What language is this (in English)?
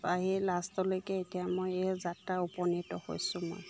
Assamese